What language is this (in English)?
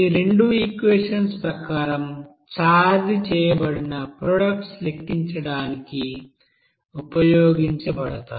Telugu